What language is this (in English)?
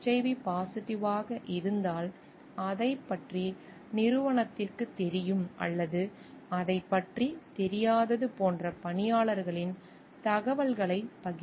Tamil